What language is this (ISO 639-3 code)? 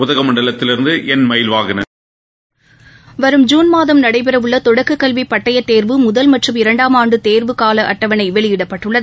tam